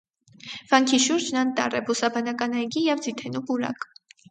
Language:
Armenian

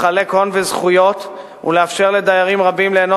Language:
Hebrew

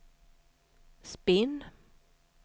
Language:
Swedish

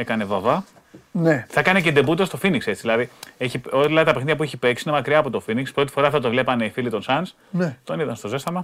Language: Greek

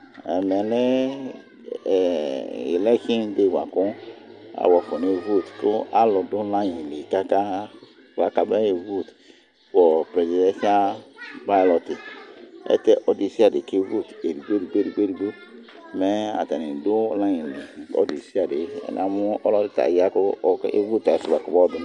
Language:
Ikposo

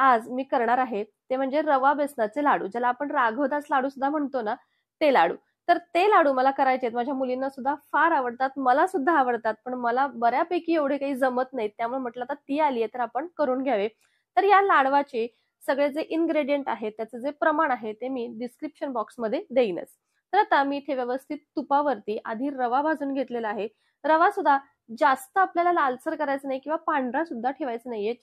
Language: Marathi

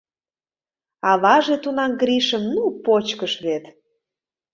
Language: Mari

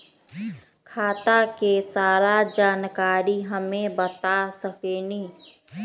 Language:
Magahi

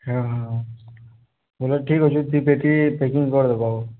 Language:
Odia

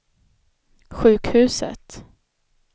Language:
Swedish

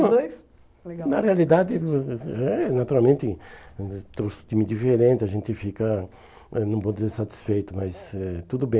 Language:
Portuguese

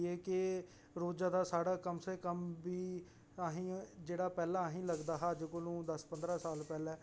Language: Dogri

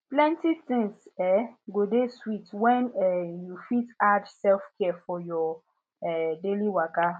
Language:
Nigerian Pidgin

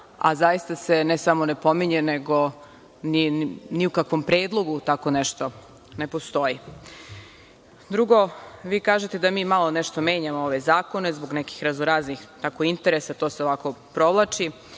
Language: Serbian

